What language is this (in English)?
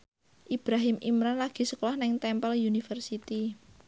Javanese